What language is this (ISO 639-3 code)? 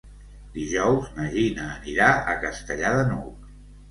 cat